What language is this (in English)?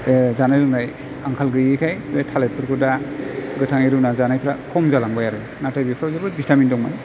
Bodo